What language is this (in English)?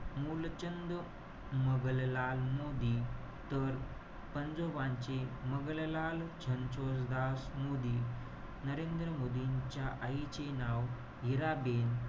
Marathi